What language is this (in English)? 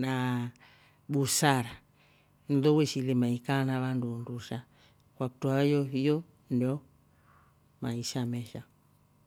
Rombo